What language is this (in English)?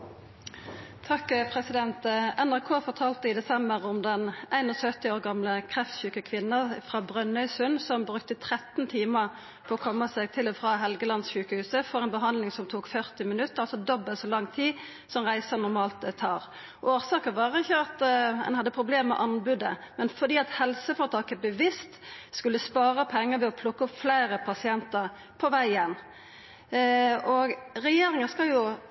Norwegian Nynorsk